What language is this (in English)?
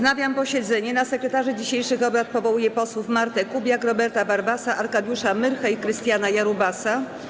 Polish